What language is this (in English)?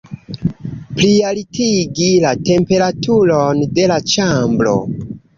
Esperanto